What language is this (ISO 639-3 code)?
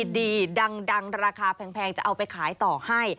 tha